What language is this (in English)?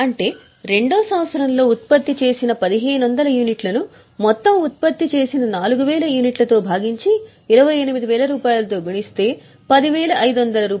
Telugu